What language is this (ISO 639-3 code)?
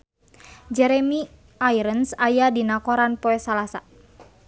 sun